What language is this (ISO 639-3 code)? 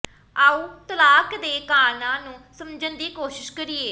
pan